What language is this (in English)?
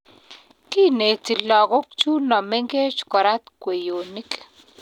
Kalenjin